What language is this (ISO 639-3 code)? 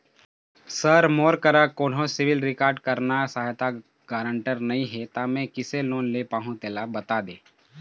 hne